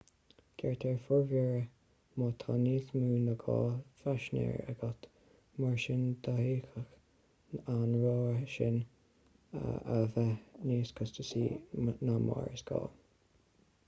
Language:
Irish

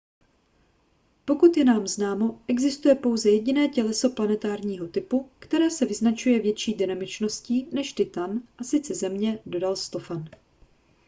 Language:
Czech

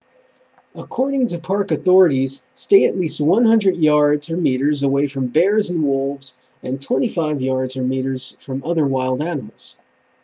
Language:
English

